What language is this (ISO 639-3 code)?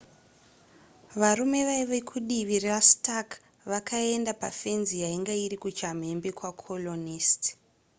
sna